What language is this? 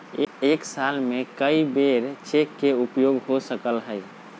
Magahi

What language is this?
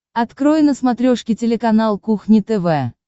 Russian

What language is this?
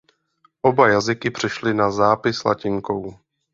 Czech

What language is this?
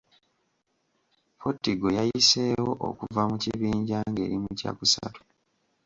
Ganda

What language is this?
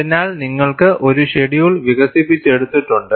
Malayalam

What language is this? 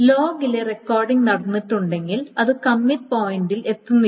Malayalam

